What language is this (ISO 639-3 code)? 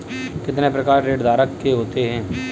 hin